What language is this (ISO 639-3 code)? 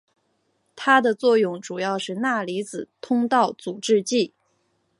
zho